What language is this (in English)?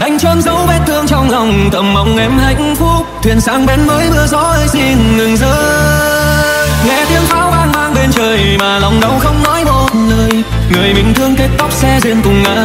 Vietnamese